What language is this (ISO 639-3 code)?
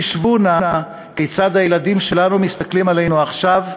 heb